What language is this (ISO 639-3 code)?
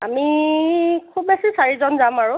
asm